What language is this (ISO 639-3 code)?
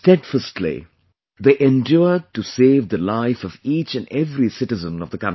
eng